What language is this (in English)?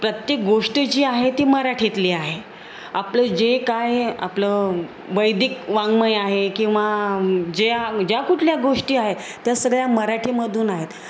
Marathi